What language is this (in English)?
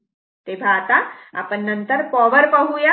Marathi